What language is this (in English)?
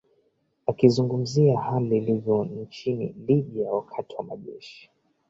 Swahili